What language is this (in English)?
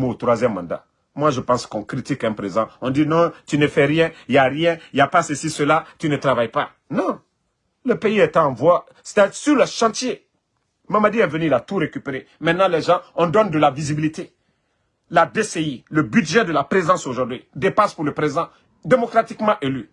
French